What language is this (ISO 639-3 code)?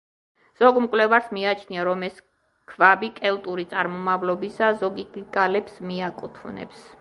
kat